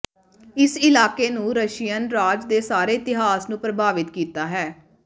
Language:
Punjabi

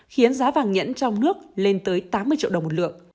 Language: Vietnamese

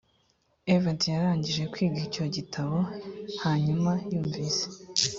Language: Kinyarwanda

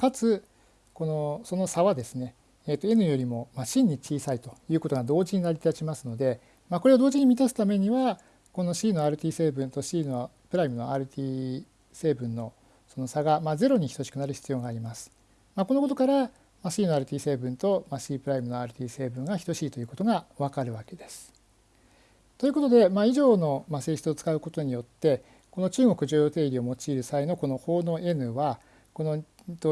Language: Japanese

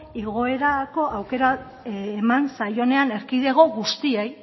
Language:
Basque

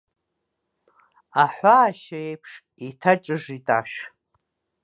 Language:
Abkhazian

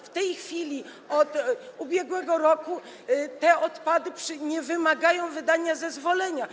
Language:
Polish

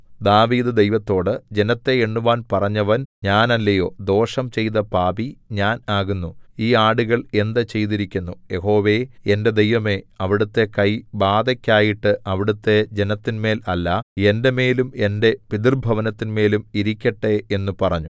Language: Malayalam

